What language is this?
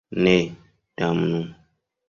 Esperanto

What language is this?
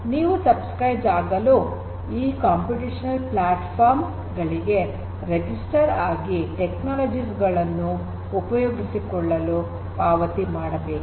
Kannada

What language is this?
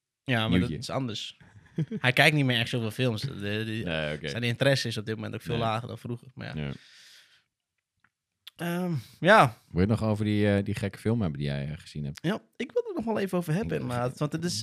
Dutch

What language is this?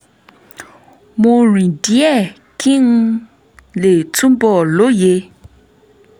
Yoruba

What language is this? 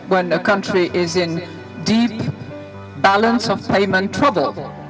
Indonesian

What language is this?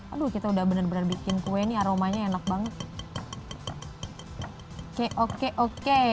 Indonesian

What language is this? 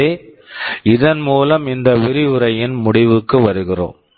Tamil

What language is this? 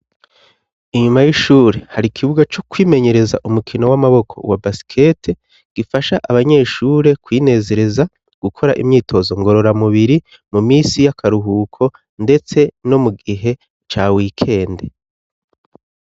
Rundi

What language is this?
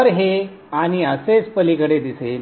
Marathi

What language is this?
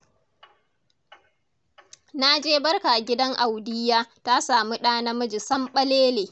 Hausa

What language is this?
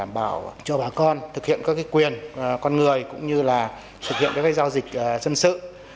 Vietnamese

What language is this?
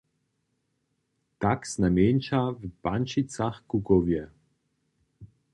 Upper Sorbian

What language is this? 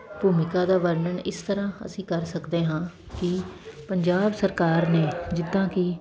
Punjabi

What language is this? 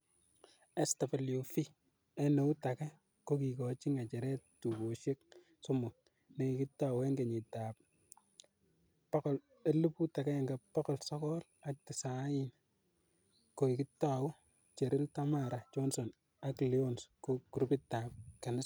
Kalenjin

